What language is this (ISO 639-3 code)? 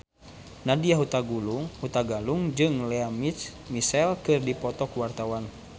sun